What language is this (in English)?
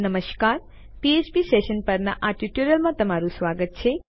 Gujarati